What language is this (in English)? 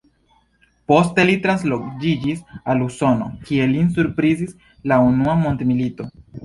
Esperanto